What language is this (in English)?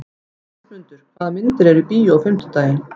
Icelandic